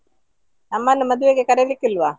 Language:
Kannada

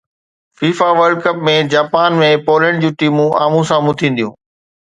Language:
Sindhi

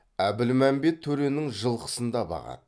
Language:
Kazakh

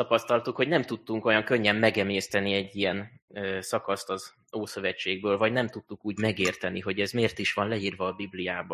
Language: Hungarian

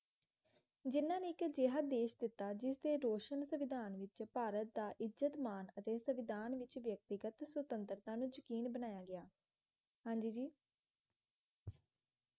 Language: Punjabi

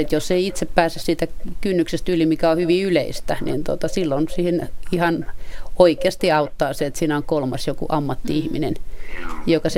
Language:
Finnish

